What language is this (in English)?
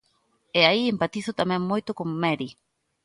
Galician